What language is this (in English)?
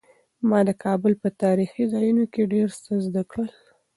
Pashto